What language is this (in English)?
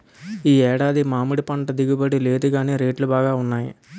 Telugu